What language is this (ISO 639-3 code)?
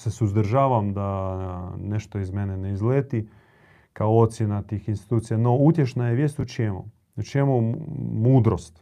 hrv